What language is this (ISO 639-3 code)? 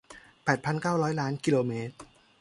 tha